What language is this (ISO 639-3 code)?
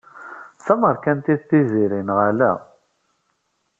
kab